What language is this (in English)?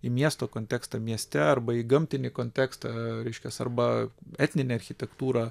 Lithuanian